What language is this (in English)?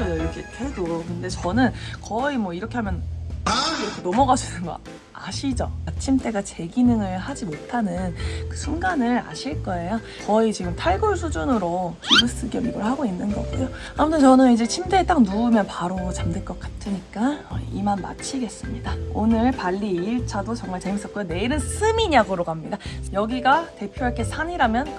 Korean